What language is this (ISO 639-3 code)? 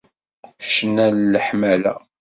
kab